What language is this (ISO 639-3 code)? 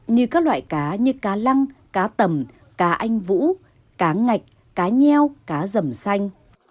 vie